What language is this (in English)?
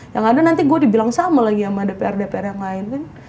Indonesian